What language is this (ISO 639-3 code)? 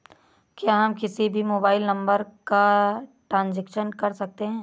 hin